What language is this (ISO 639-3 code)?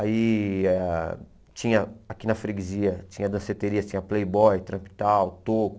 por